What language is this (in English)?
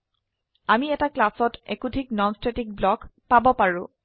Assamese